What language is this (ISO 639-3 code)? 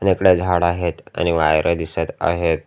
mar